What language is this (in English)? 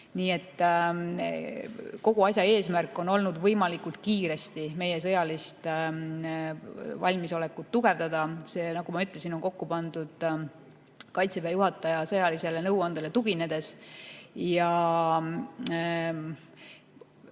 Estonian